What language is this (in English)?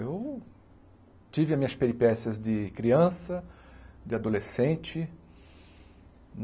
Portuguese